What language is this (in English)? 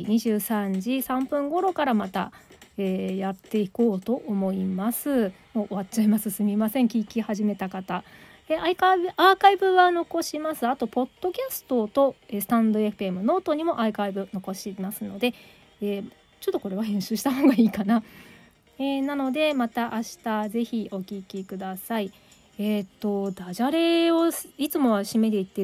Japanese